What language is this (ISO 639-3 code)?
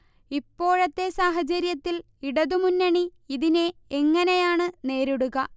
mal